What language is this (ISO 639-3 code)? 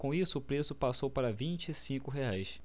por